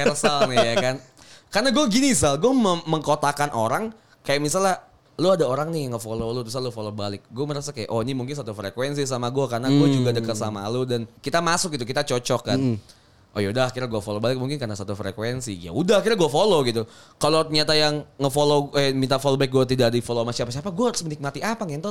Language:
Indonesian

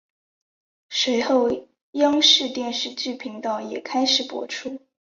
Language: Chinese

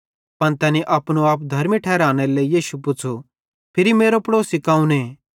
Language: Bhadrawahi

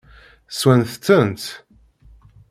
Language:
Kabyle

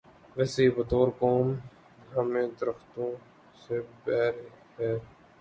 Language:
Urdu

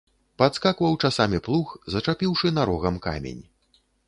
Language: Belarusian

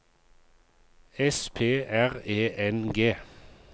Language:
Norwegian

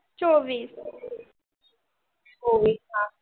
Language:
Marathi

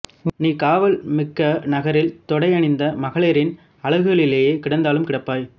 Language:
Tamil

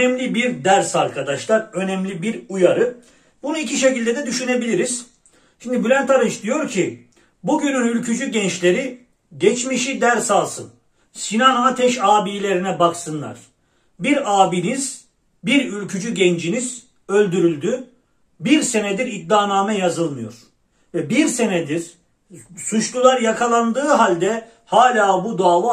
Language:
Turkish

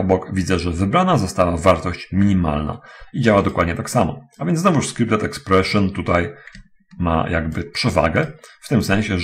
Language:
Polish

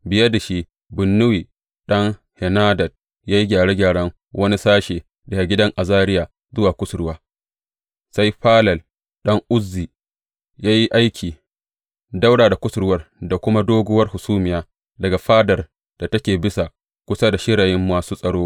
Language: Hausa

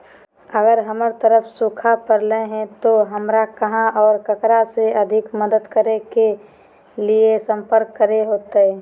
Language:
Magahi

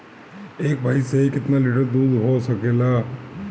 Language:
Bhojpuri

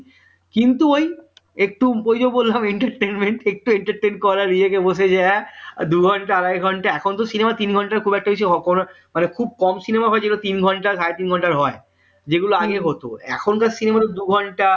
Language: Bangla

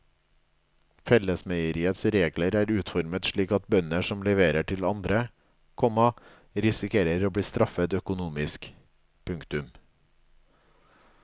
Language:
Norwegian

